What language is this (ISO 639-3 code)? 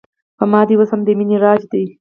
pus